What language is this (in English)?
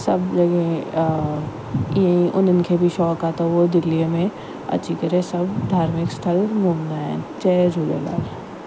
Sindhi